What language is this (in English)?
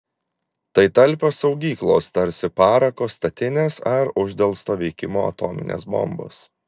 Lithuanian